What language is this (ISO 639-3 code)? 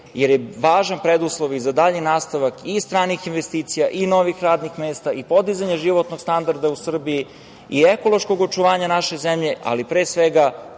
srp